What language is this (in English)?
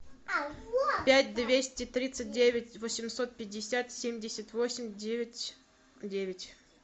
Russian